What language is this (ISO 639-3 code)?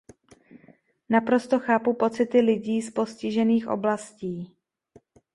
ces